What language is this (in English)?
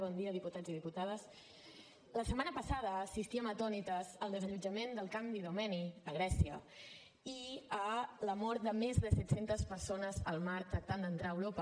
Catalan